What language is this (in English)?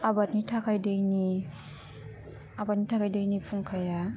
Bodo